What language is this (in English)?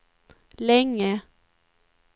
Swedish